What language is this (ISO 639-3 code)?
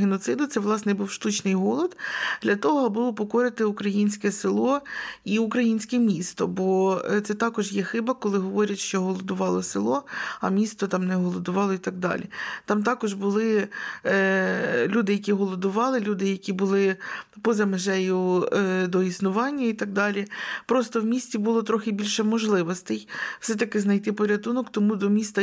ukr